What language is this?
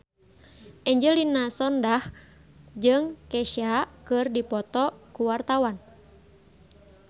Sundanese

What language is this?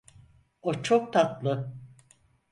Turkish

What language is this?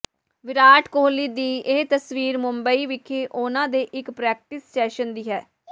Punjabi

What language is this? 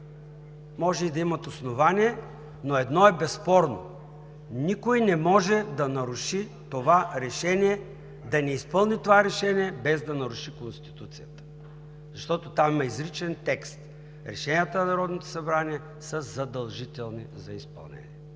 Bulgarian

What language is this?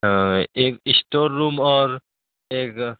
Urdu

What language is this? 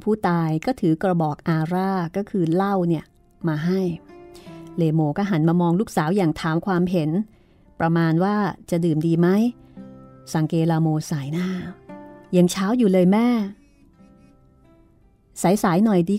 Thai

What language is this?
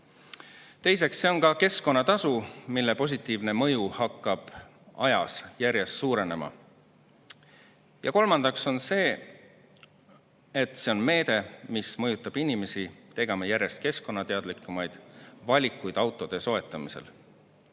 Estonian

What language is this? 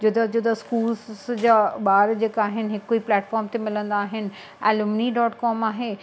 Sindhi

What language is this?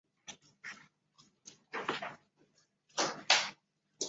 Chinese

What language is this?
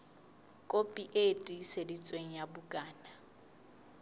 Southern Sotho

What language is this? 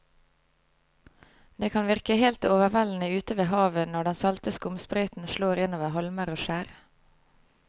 Norwegian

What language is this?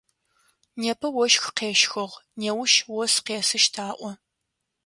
Adyghe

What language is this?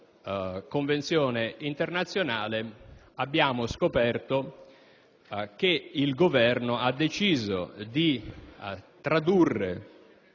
Italian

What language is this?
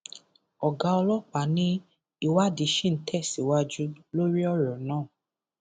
Yoruba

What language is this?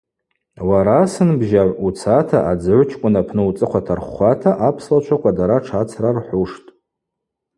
Abaza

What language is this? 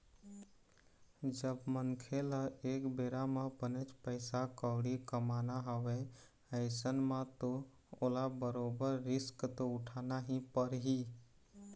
Chhattisgarhi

